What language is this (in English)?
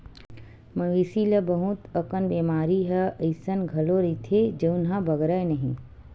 Chhattisgarhi